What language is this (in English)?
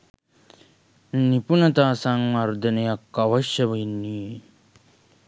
Sinhala